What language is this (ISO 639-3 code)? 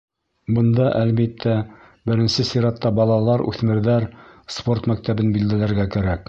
bak